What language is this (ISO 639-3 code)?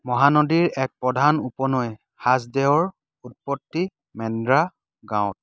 asm